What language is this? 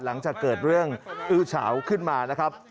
Thai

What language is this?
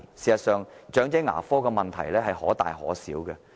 Cantonese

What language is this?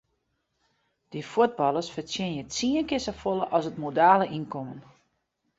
Western Frisian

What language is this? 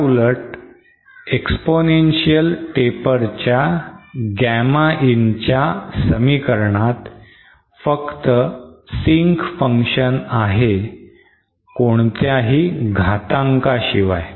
Marathi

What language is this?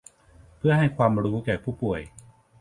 Thai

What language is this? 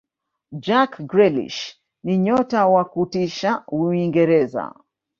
Swahili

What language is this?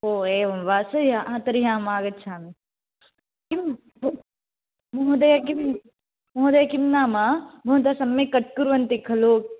Sanskrit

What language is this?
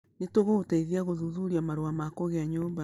Kikuyu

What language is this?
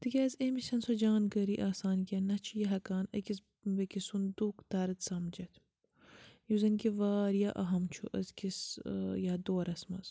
Kashmiri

